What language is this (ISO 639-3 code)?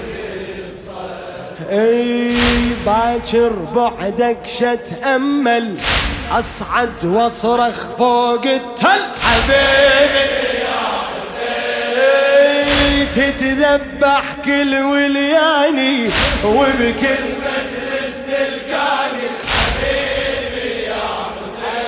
ara